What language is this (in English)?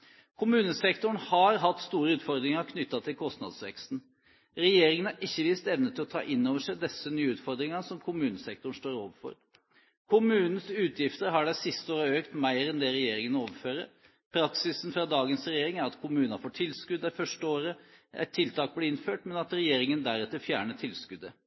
Norwegian Bokmål